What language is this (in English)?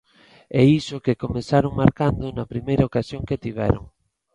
Galician